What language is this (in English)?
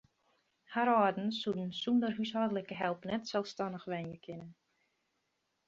Western Frisian